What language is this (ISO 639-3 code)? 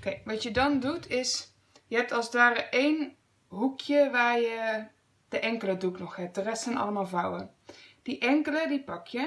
nld